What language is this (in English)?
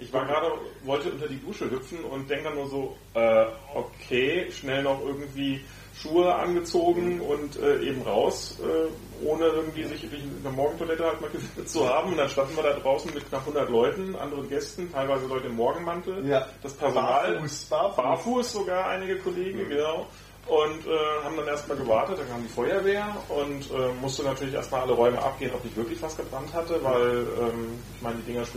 German